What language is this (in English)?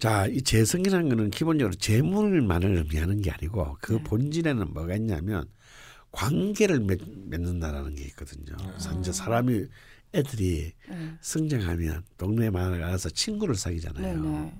Korean